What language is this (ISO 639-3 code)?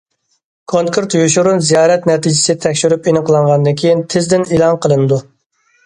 uig